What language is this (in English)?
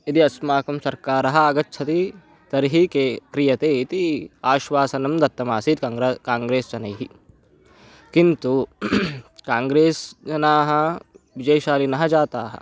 Sanskrit